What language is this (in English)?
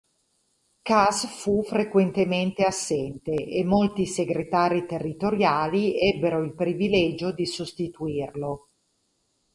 Italian